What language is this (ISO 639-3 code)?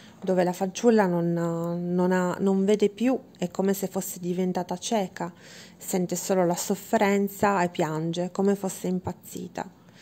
ita